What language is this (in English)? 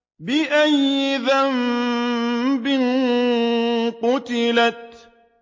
Arabic